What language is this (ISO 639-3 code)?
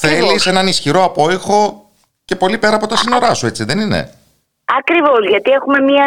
ell